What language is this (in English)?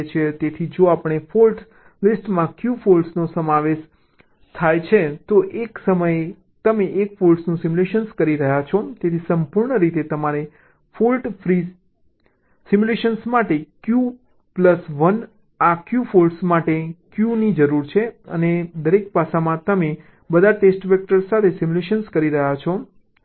Gujarati